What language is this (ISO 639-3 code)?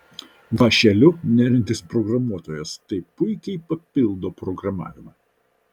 lit